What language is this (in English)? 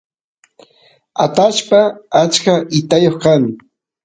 Santiago del Estero Quichua